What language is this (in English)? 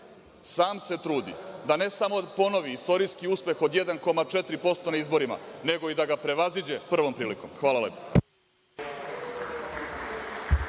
Serbian